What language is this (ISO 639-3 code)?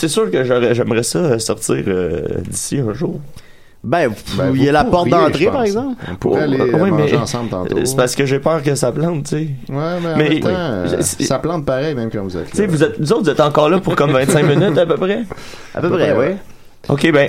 fra